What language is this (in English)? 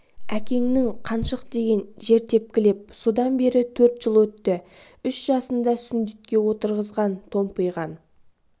Kazakh